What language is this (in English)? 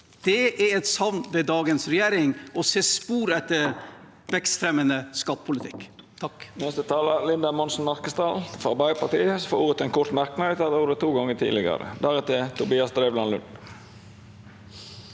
Norwegian